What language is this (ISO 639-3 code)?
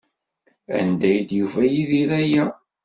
kab